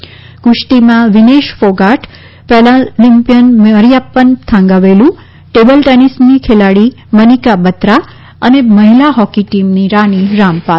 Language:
Gujarati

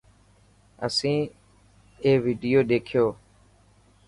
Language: Dhatki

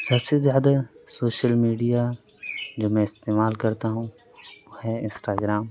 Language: Urdu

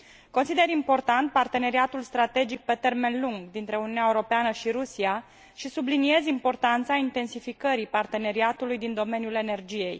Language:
Romanian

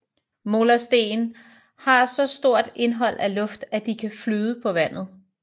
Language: Danish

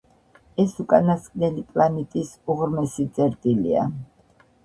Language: Georgian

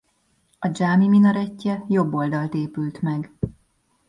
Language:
Hungarian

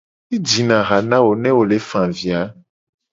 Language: Gen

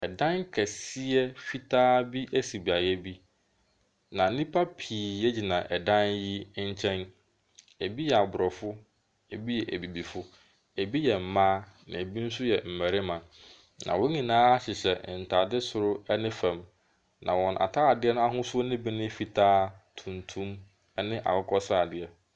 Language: Akan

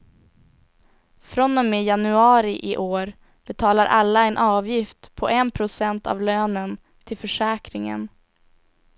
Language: Swedish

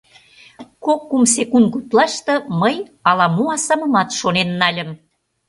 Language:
Mari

